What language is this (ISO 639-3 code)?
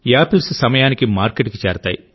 tel